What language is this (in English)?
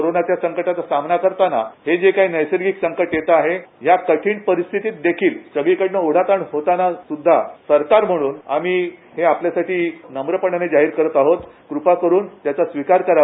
Marathi